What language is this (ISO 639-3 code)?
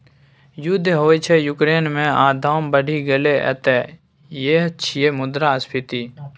mai